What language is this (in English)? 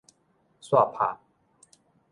Min Nan Chinese